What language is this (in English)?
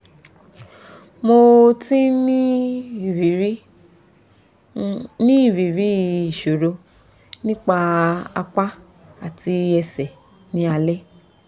Yoruba